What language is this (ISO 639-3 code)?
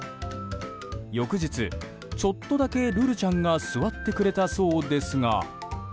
jpn